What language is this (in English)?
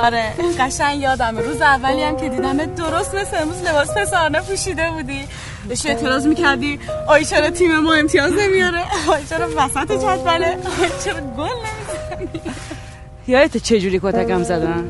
Persian